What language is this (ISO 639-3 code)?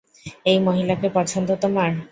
ben